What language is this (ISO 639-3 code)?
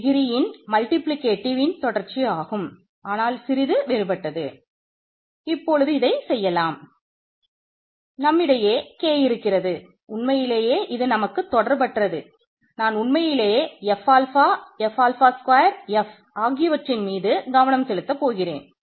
tam